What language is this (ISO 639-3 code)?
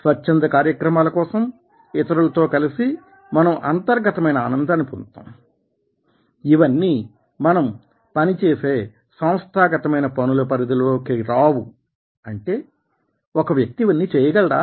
tel